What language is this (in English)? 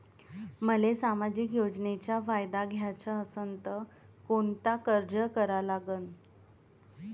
Marathi